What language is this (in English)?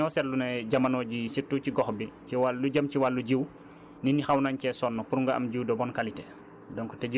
Wolof